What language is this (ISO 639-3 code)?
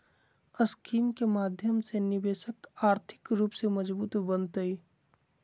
mag